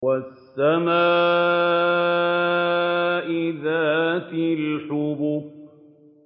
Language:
Arabic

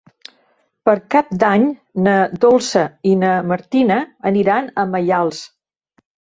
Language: Catalan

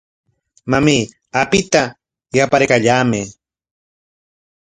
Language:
Corongo Ancash Quechua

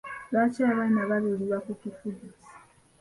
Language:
Ganda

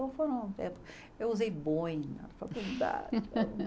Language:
Portuguese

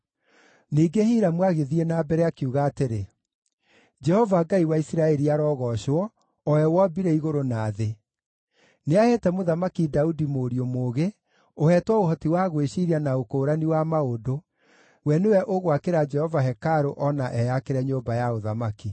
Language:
Kikuyu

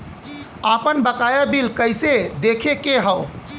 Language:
Bhojpuri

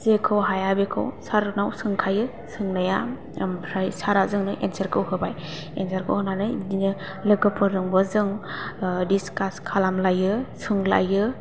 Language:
Bodo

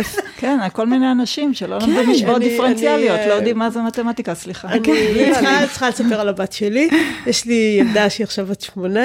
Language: Hebrew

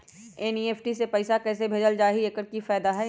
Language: Magahi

